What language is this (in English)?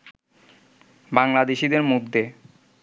Bangla